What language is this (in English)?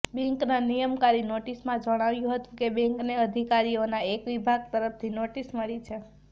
Gujarati